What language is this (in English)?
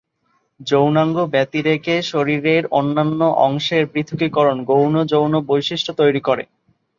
Bangla